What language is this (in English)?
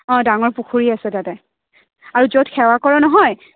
Assamese